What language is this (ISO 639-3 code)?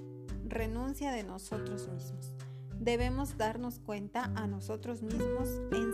spa